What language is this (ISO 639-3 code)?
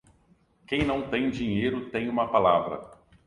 por